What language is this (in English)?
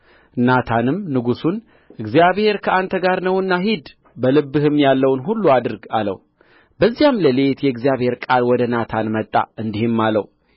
Amharic